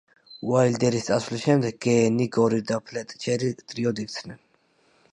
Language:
Georgian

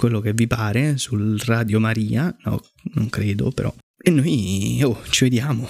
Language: Italian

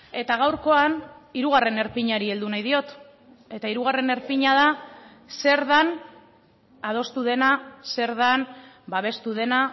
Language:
Basque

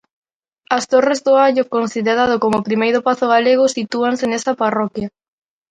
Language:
Galician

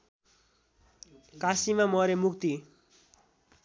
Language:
Nepali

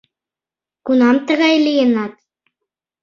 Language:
Mari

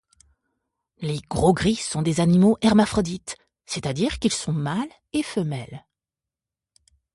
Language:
French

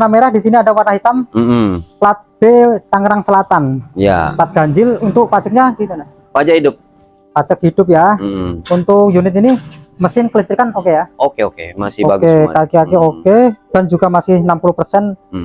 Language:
Indonesian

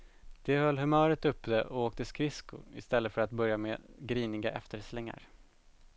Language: Swedish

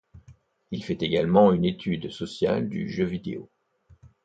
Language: French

